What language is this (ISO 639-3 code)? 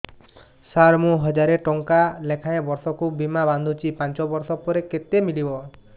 ori